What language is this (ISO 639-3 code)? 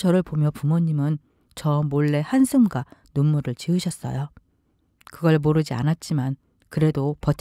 kor